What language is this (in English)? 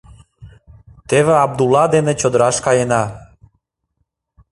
Mari